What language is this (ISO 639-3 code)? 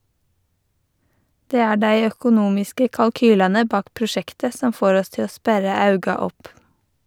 nor